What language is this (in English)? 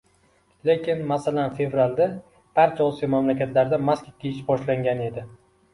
Uzbek